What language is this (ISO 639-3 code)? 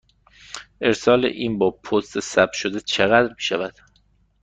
fas